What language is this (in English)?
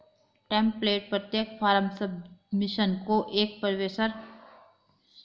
Hindi